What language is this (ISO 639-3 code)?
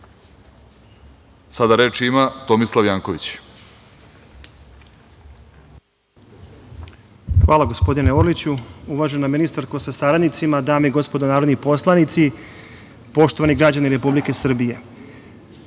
srp